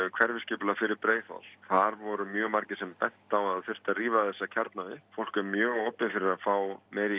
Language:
Icelandic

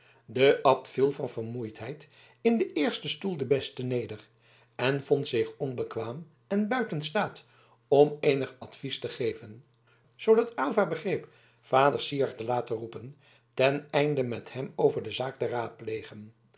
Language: Dutch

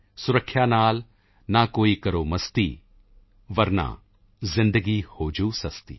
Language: Punjabi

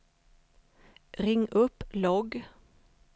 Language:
Swedish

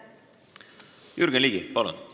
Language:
Estonian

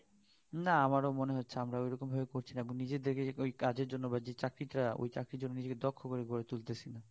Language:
Bangla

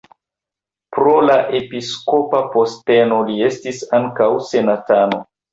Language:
Esperanto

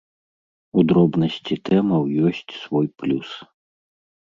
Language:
Belarusian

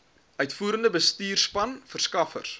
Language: Afrikaans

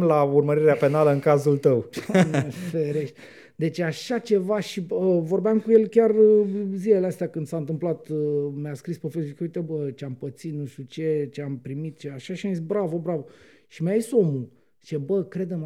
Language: Romanian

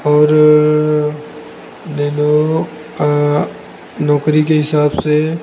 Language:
Hindi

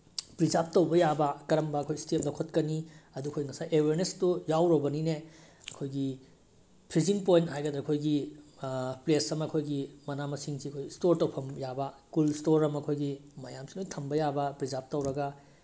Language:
Manipuri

